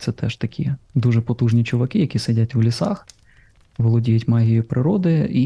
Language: Ukrainian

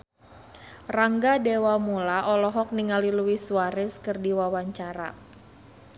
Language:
Sundanese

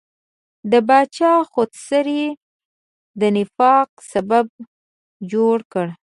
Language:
Pashto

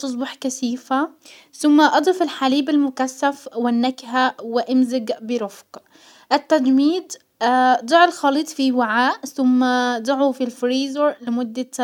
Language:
Hijazi Arabic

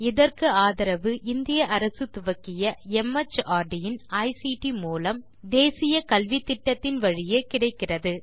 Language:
Tamil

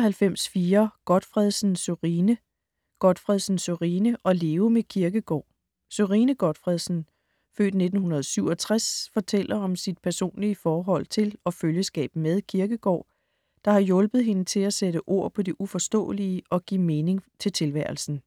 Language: Danish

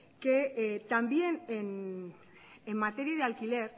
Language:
Spanish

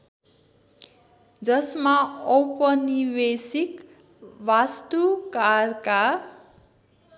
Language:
Nepali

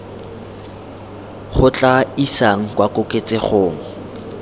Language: Tswana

